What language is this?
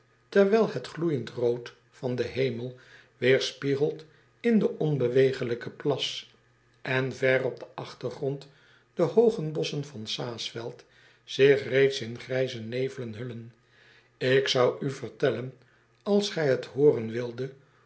Dutch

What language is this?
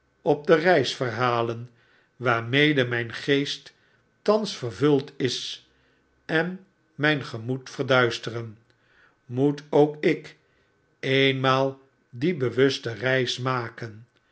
Dutch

